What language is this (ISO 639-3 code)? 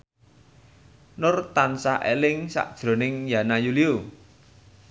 jav